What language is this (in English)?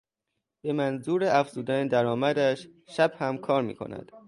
Persian